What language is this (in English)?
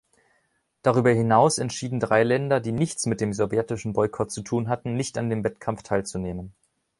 German